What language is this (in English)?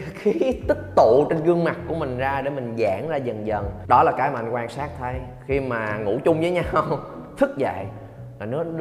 Vietnamese